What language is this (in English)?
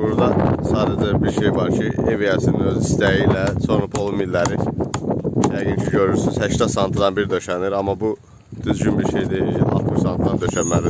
Turkish